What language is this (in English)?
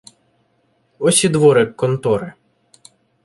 Ukrainian